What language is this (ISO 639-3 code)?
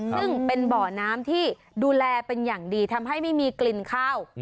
tha